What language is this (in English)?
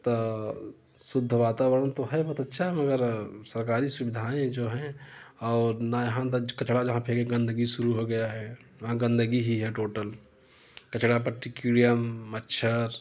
Hindi